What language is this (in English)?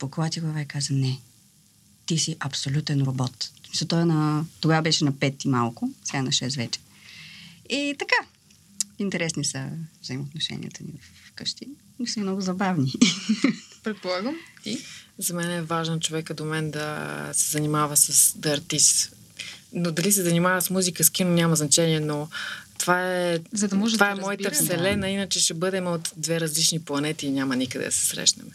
Bulgarian